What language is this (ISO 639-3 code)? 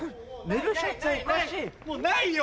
jpn